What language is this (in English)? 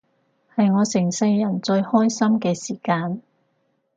Cantonese